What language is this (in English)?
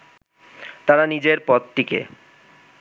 Bangla